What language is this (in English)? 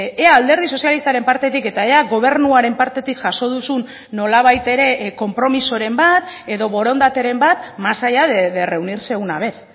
Basque